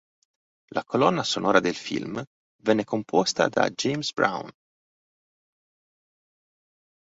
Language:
Italian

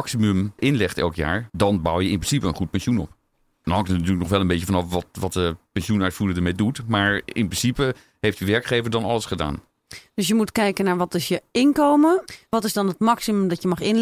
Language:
Dutch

